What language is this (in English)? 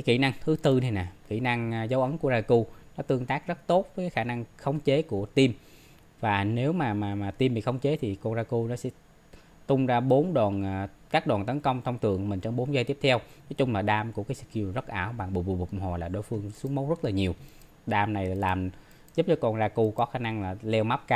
Vietnamese